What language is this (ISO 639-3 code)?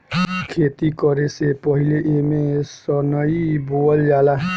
bho